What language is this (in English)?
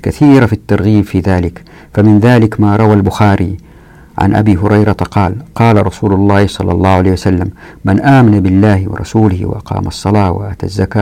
Arabic